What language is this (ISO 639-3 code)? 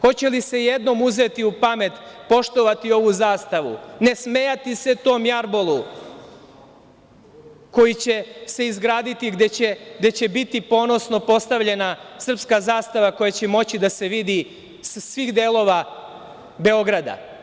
srp